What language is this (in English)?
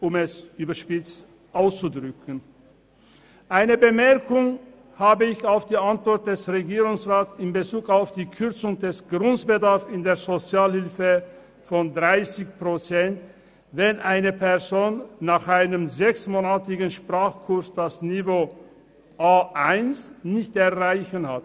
Swiss German